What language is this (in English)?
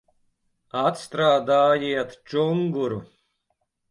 Latvian